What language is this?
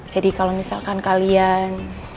Indonesian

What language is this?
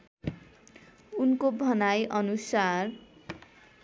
Nepali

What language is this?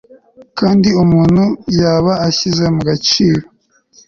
Kinyarwanda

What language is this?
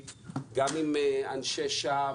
Hebrew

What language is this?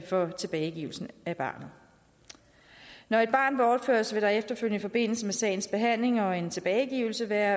Danish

